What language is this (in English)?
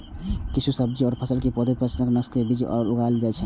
Maithili